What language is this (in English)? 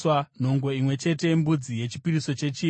Shona